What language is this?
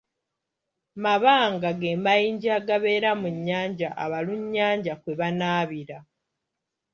Ganda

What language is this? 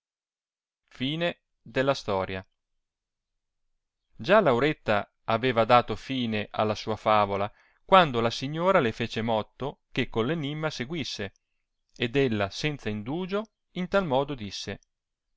Italian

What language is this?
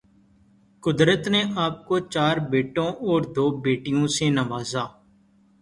Urdu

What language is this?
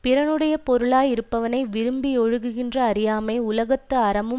Tamil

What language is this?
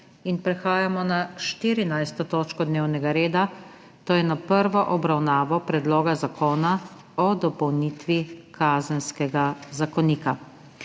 Slovenian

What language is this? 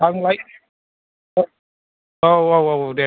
Bodo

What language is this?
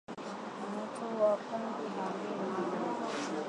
Swahili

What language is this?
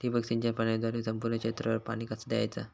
Marathi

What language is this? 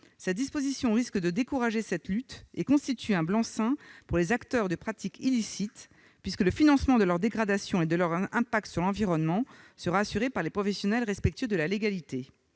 French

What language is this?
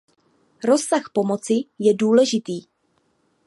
Czech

